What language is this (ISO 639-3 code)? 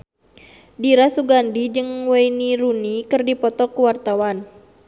sun